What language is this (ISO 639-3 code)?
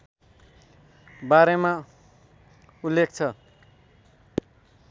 nep